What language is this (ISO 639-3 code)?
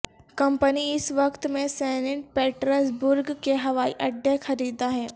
urd